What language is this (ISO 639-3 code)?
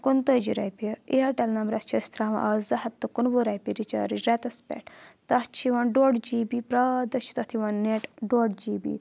kas